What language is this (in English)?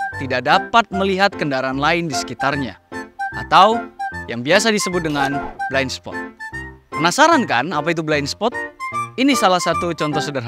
Indonesian